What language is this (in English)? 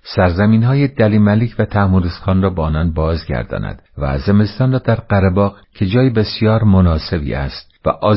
Persian